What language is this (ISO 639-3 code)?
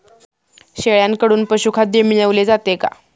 mar